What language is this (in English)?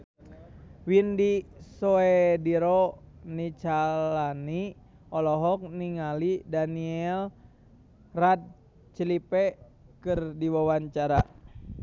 Sundanese